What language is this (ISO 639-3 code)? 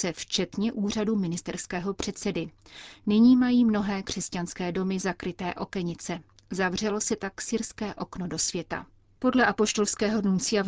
ces